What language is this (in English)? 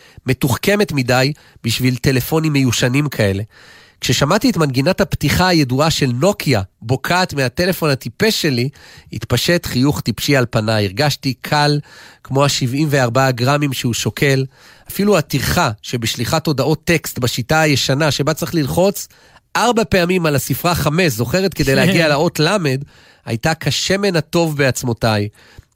Hebrew